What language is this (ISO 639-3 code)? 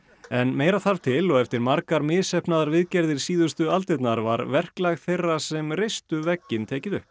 isl